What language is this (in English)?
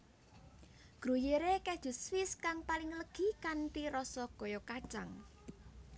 Javanese